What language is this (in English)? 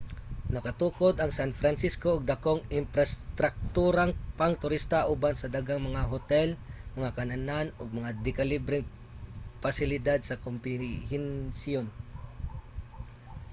Cebuano